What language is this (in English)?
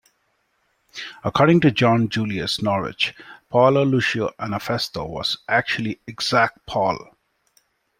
English